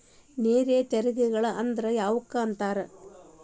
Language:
Kannada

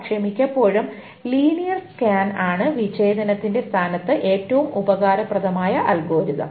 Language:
Malayalam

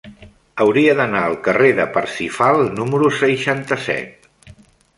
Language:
Catalan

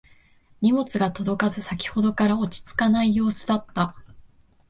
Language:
Japanese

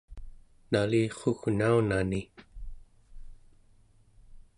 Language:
Central Yupik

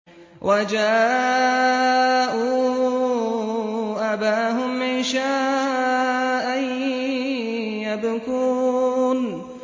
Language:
Arabic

